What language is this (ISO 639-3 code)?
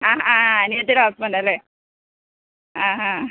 mal